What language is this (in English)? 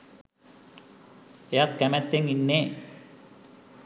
Sinhala